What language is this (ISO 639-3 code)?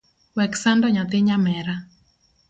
luo